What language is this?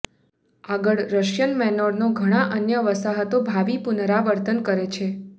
Gujarati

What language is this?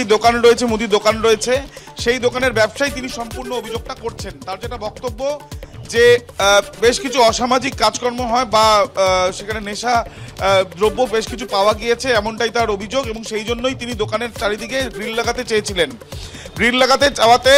Turkish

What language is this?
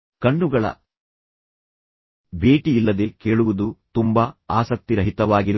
Kannada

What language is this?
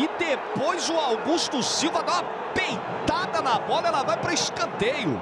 Portuguese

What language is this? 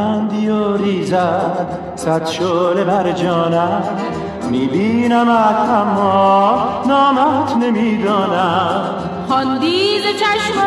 Persian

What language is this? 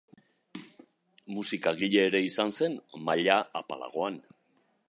Basque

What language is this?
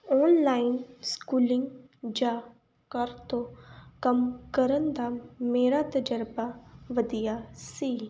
Punjabi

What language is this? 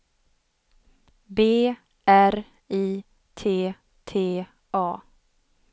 Swedish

